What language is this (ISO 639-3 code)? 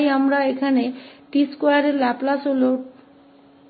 hin